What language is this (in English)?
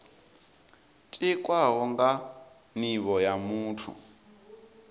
Venda